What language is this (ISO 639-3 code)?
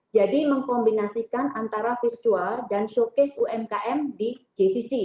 ind